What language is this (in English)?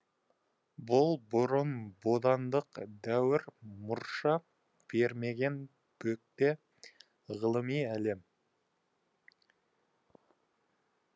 Kazakh